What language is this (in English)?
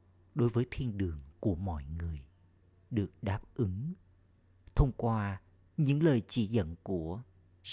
Vietnamese